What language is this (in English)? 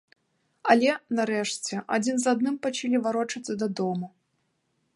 Belarusian